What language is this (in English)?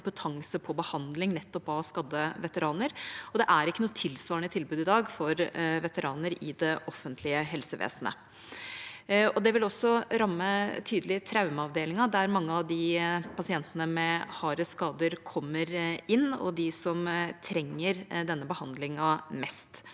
Norwegian